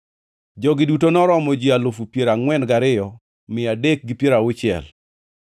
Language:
Luo (Kenya and Tanzania)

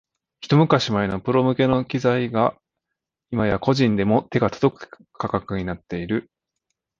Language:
Japanese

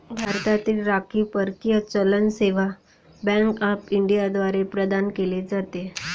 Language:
Marathi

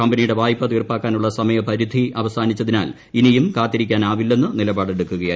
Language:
Malayalam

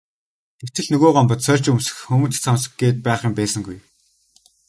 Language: Mongolian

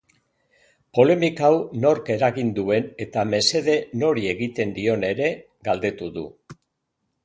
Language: Basque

